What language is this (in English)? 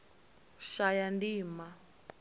Venda